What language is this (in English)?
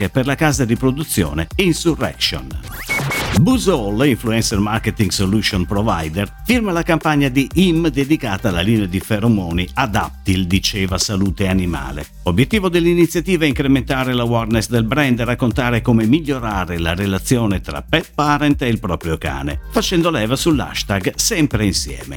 Italian